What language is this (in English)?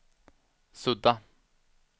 Swedish